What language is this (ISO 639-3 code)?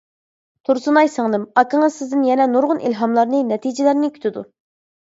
uig